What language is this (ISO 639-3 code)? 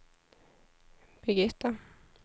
swe